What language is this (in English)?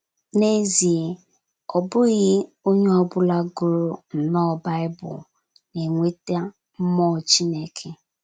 Igbo